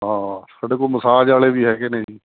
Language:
Punjabi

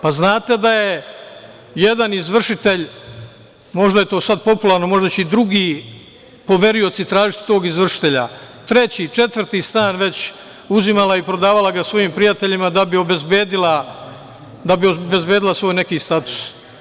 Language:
Serbian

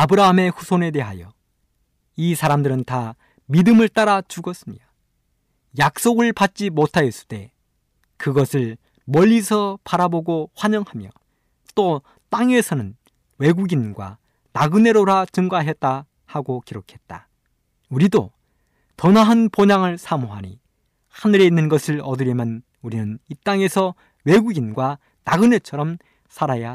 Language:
Korean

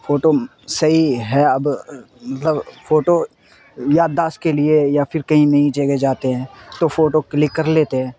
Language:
Urdu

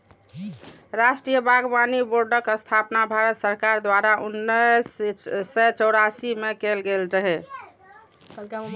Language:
Maithili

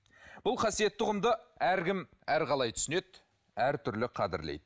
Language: Kazakh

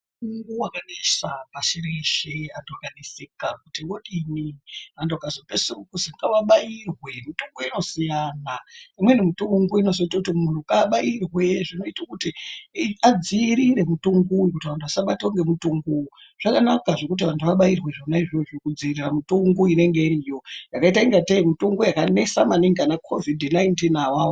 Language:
Ndau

